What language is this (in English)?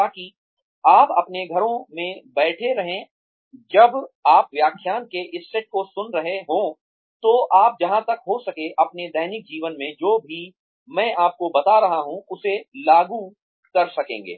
Hindi